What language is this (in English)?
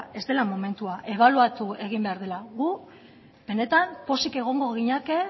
Basque